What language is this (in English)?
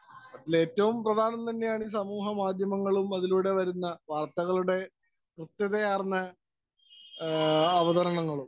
Malayalam